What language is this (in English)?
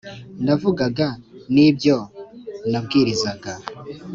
Kinyarwanda